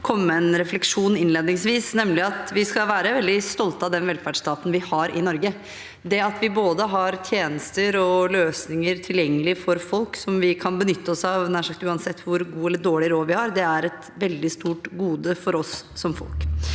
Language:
Norwegian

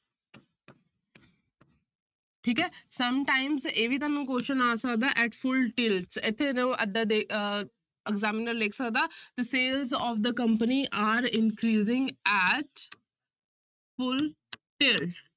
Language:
Punjabi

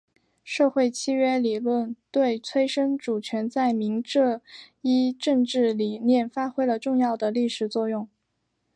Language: Chinese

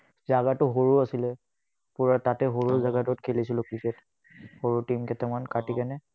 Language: Assamese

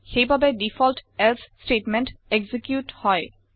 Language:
Assamese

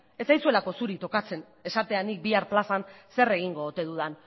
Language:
Basque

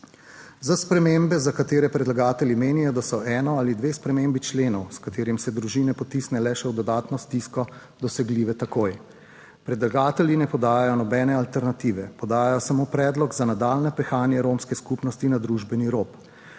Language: Slovenian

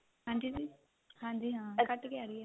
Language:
Punjabi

